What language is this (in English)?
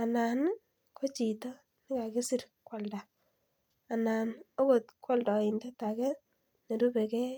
Kalenjin